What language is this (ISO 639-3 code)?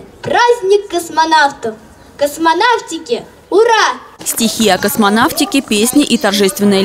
rus